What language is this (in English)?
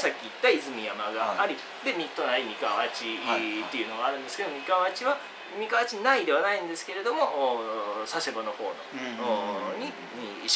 Japanese